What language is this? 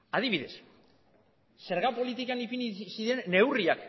Basque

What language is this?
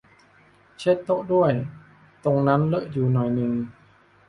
Thai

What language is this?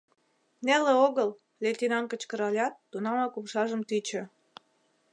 Mari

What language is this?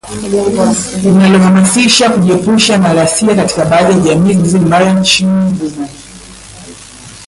Swahili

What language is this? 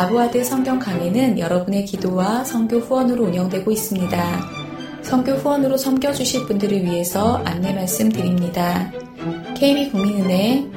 Korean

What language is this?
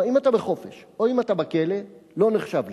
Hebrew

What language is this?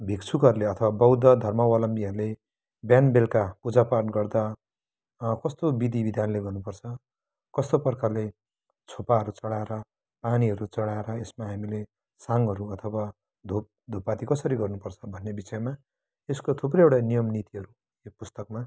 Nepali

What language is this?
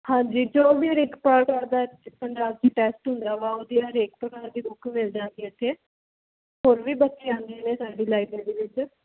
Punjabi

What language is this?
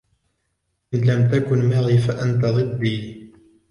Arabic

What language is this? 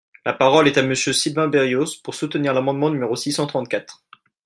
French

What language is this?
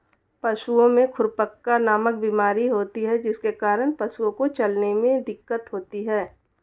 Hindi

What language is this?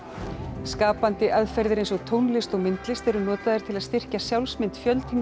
Icelandic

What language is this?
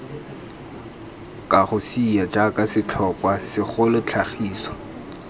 Tswana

